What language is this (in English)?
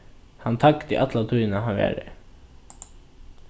Faroese